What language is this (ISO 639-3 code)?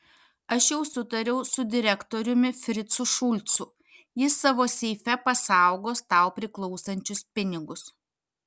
lit